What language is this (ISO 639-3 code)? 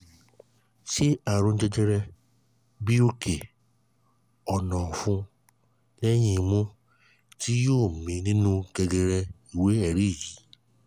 yor